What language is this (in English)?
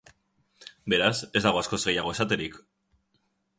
Basque